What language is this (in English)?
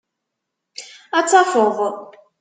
Kabyle